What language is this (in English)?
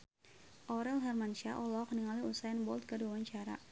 Sundanese